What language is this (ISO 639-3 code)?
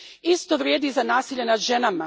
hrv